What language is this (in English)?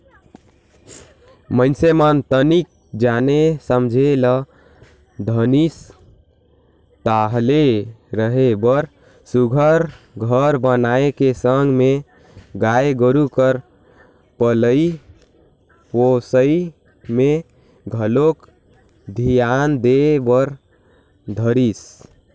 Chhattisgarhi